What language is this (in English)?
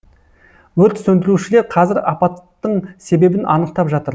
Kazakh